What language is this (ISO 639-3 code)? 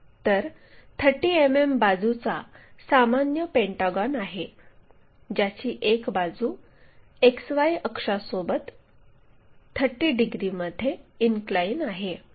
mar